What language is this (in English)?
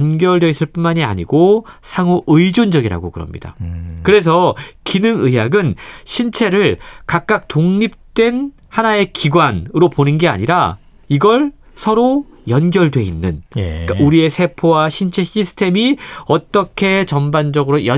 Korean